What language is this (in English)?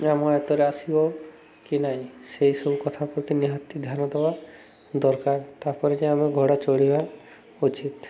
Odia